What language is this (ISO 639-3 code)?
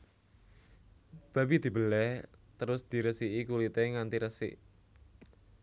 jav